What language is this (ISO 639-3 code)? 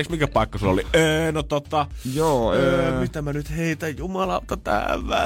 fin